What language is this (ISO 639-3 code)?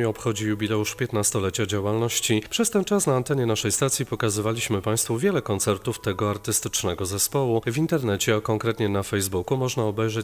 pol